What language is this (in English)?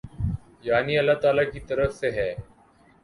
Urdu